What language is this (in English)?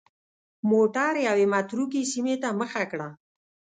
Pashto